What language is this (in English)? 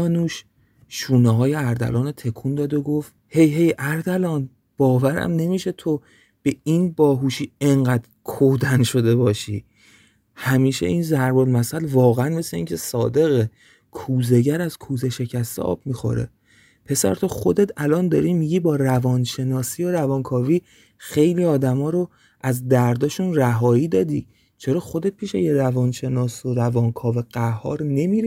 Persian